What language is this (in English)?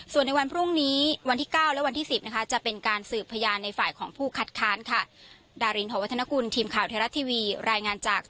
Thai